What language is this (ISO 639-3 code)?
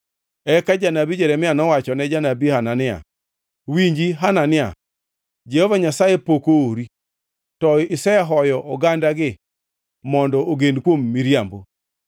luo